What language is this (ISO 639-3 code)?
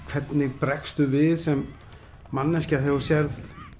isl